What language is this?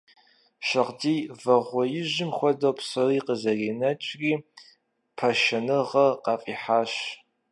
Kabardian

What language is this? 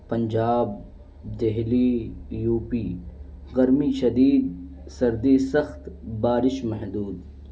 Urdu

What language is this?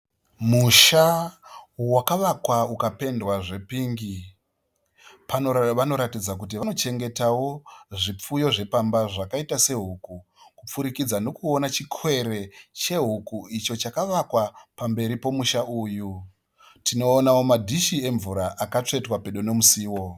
Shona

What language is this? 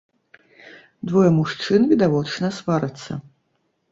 Belarusian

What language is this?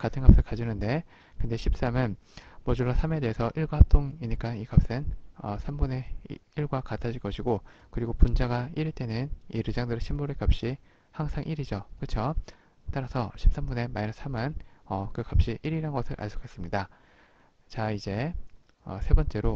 Korean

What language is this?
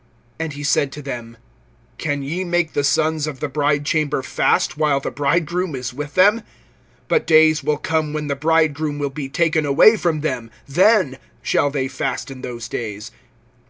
English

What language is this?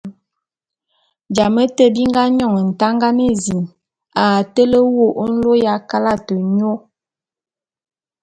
Bulu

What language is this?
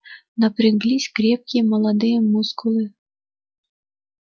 Russian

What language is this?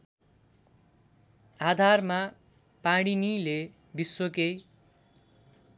Nepali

